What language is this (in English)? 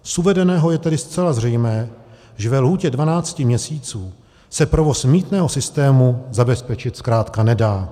Czech